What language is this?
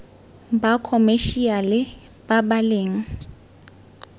Tswana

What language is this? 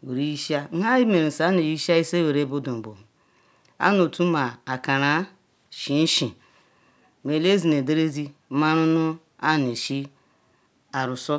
Ikwere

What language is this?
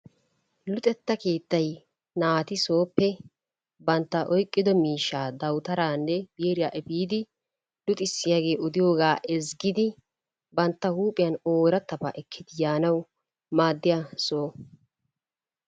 Wolaytta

